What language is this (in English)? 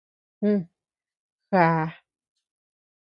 Tepeuxila Cuicatec